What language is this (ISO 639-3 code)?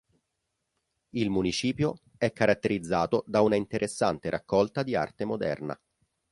ita